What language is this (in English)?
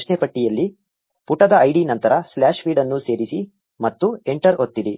Kannada